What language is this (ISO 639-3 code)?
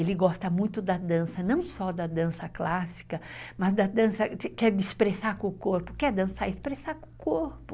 por